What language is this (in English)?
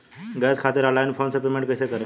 Bhojpuri